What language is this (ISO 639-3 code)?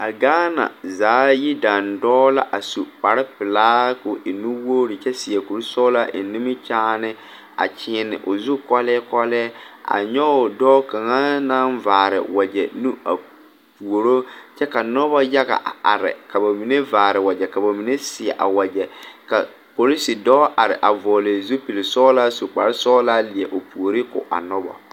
dga